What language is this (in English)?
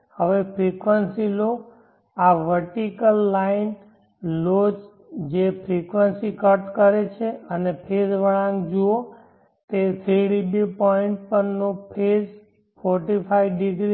Gujarati